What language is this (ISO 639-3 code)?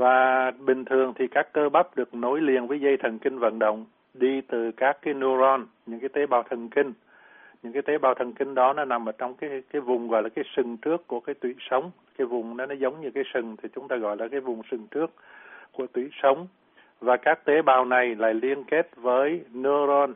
vie